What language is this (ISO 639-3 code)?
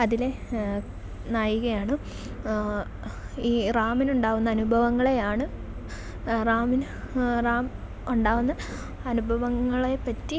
mal